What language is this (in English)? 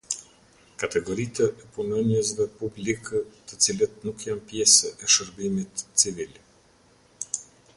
Albanian